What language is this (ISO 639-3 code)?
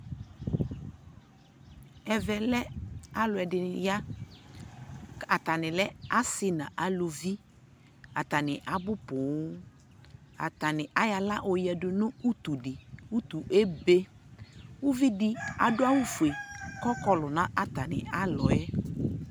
kpo